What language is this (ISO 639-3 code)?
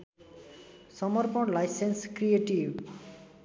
nep